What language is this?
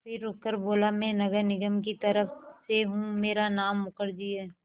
Hindi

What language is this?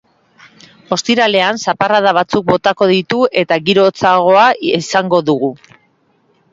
Basque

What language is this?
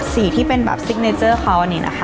Thai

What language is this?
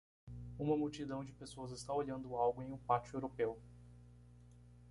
Portuguese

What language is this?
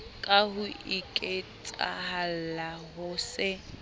Southern Sotho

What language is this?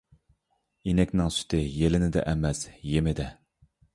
Uyghur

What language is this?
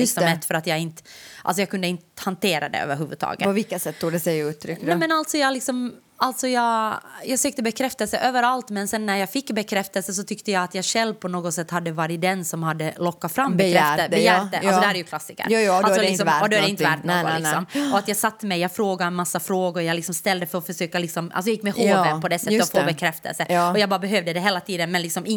Swedish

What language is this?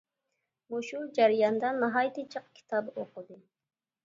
Uyghur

